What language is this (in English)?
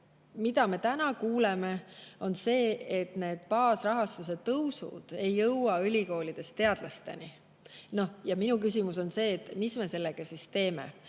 Estonian